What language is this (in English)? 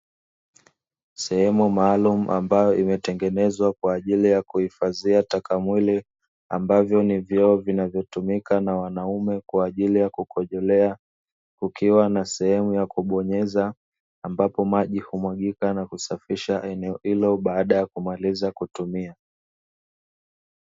Swahili